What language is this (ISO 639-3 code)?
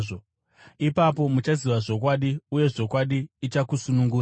sna